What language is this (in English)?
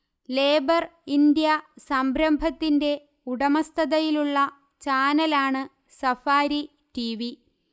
Malayalam